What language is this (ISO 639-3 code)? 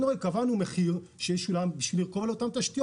heb